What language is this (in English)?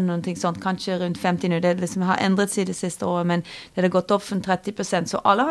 Swedish